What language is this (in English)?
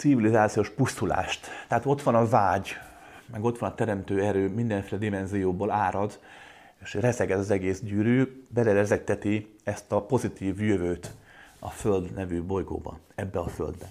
Hungarian